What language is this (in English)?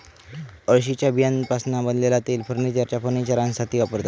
Marathi